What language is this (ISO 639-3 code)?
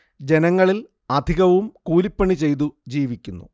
mal